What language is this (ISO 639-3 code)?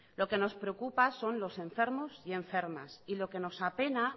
spa